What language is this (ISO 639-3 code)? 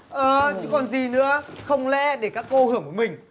vie